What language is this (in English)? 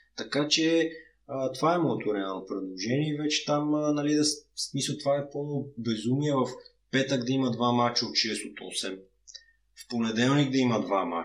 Bulgarian